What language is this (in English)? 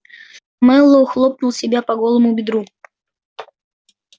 Russian